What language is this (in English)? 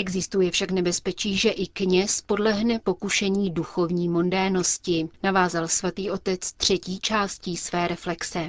Czech